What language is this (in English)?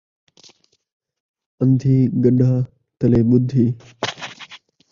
Saraiki